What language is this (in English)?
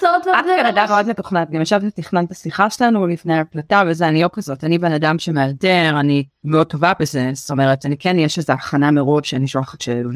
Hebrew